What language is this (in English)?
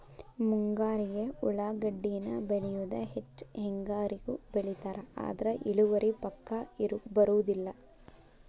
Kannada